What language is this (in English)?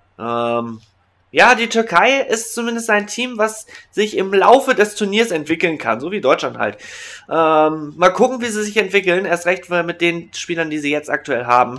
German